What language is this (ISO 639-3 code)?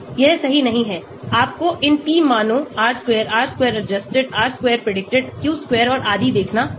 hin